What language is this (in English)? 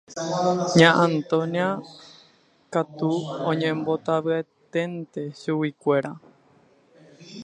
Guarani